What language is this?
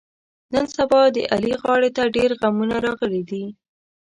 Pashto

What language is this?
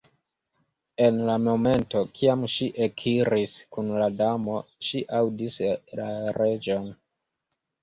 Esperanto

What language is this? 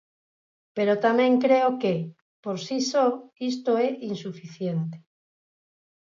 Galician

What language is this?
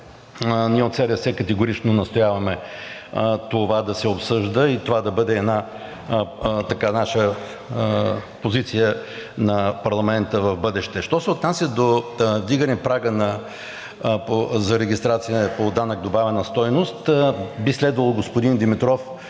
Bulgarian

